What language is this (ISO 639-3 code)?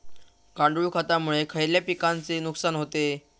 mar